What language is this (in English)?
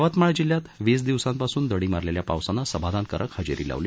Marathi